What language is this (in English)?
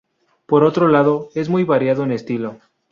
Spanish